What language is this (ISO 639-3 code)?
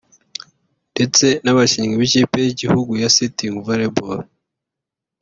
kin